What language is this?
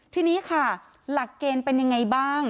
Thai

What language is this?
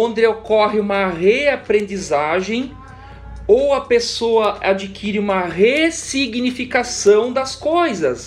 Portuguese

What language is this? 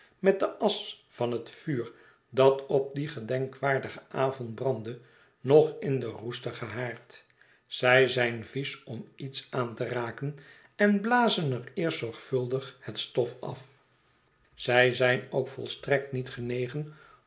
Dutch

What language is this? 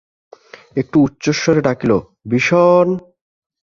Bangla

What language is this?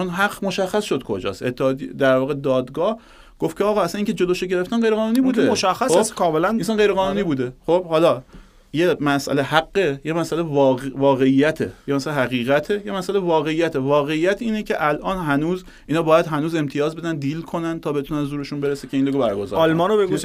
Persian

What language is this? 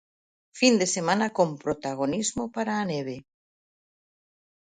Galician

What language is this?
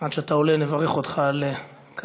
Hebrew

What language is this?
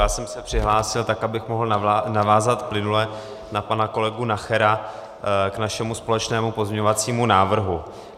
Czech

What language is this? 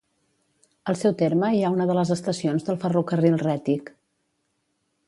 Catalan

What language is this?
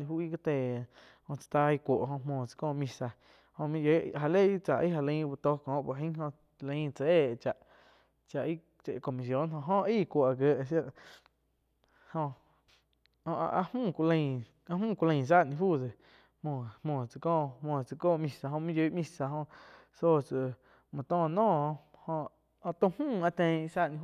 Quiotepec Chinantec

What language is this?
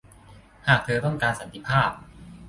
Thai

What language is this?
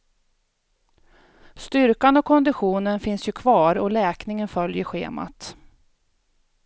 Swedish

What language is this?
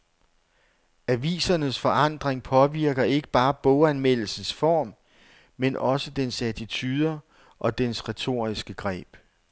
Danish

